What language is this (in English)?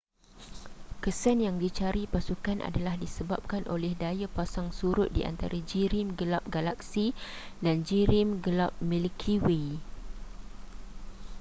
Malay